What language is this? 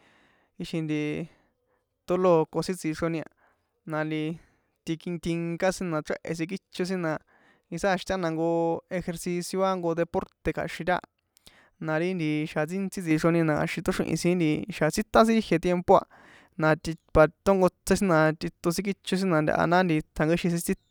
San Juan Atzingo Popoloca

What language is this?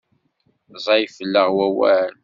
Kabyle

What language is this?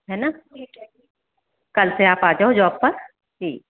Hindi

